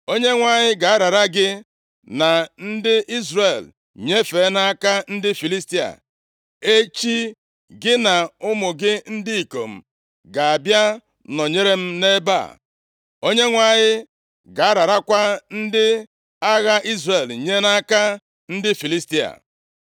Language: Igbo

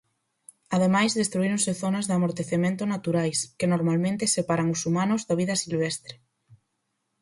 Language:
Galician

